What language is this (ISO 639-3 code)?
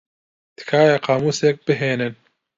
ckb